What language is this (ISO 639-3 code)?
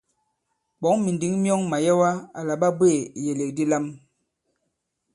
abb